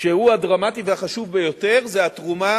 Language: Hebrew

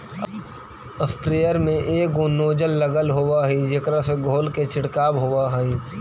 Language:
Magahi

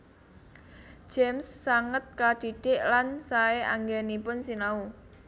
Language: Javanese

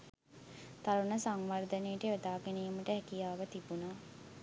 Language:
Sinhala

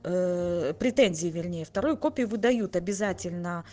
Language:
Russian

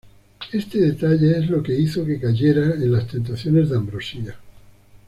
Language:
Spanish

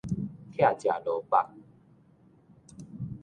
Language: Min Nan Chinese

